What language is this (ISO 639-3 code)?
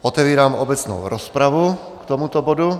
ces